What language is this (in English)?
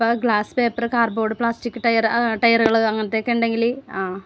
Malayalam